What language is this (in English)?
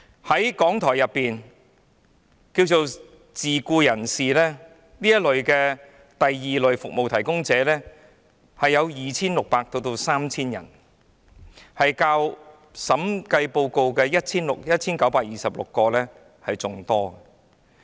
Cantonese